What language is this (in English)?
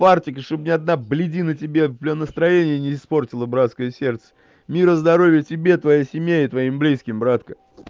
Russian